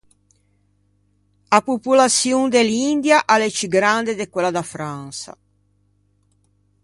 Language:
Ligurian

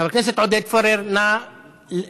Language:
Hebrew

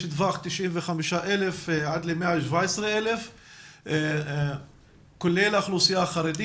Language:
Hebrew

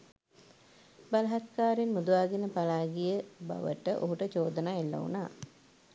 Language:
Sinhala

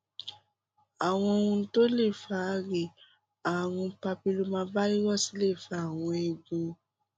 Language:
Yoruba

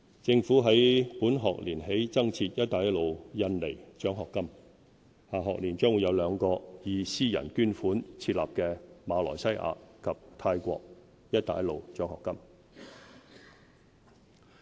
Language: Cantonese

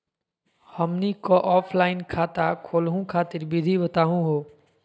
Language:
Magahi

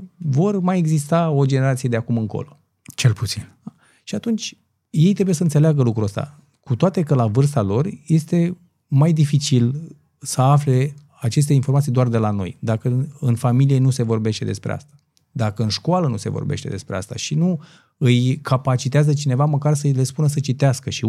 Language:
Romanian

